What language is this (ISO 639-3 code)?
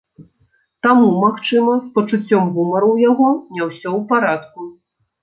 bel